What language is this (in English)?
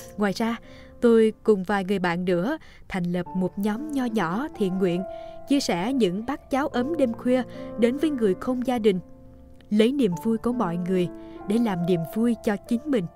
Vietnamese